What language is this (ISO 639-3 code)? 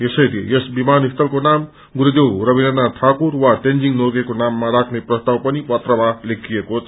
nep